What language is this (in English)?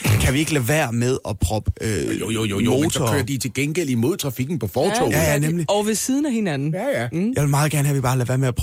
Danish